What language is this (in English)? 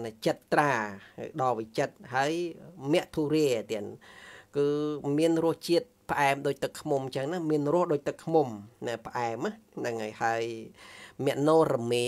Vietnamese